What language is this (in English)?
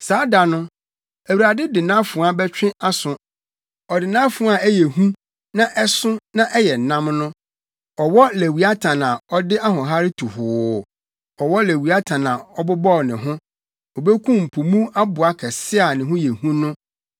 Akan